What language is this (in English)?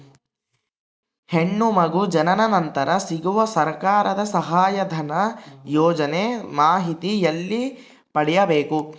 Kannada